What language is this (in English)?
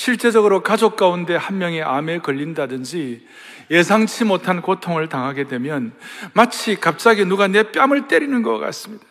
Korean